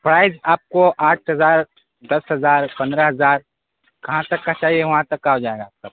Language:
Urdu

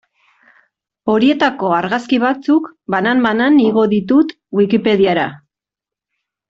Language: Basque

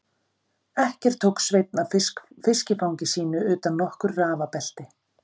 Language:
Icelandic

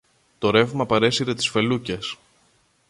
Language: Greek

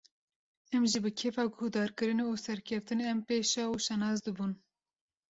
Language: Kurdish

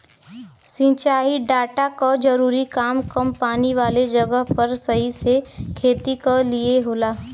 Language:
Bhojpuri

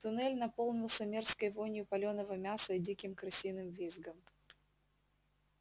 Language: Russian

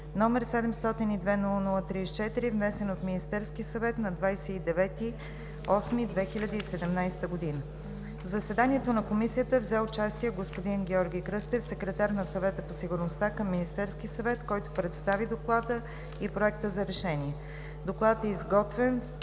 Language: Bulgarian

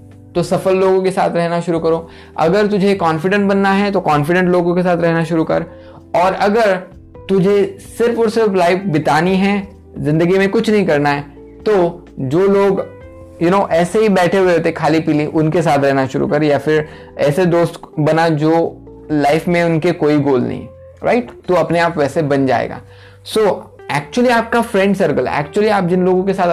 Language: Hindi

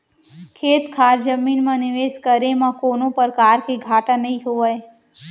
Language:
Chhattisgarhi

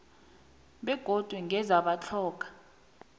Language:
South Ndebele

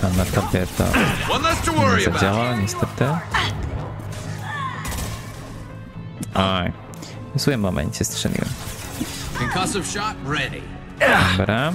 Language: Polish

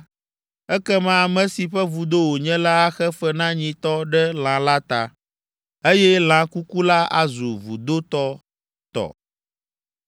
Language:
Ewe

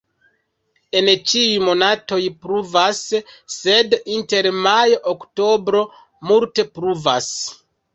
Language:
Esperanto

